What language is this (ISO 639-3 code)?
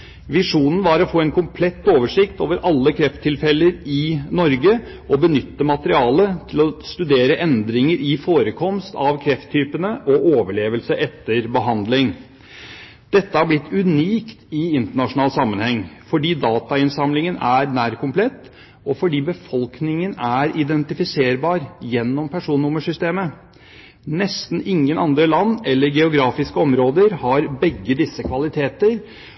nob